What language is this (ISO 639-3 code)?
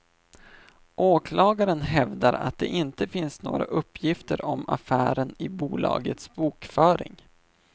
swe